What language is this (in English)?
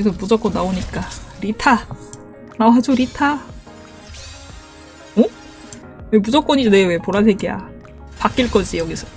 Korean